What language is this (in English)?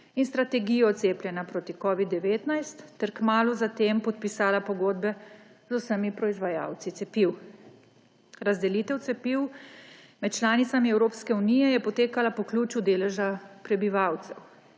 Slovenian